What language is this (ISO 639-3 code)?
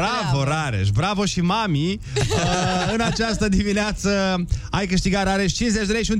ron